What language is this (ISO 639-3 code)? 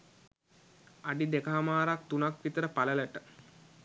sin